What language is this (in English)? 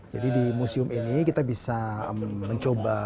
Indonesian